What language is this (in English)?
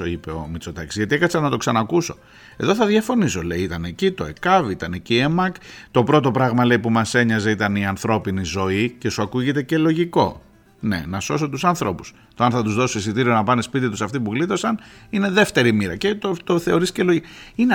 Greek